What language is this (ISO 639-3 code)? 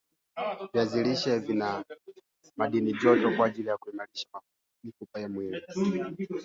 swa